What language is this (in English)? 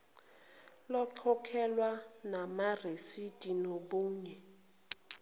Zulu